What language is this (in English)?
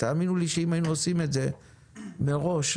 Hebrew